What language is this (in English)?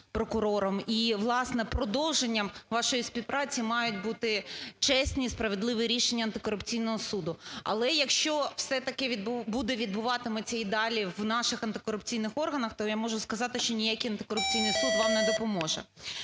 Ukrainian